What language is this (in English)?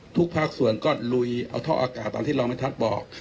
Thai